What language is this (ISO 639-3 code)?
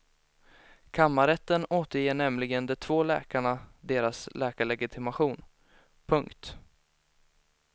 swe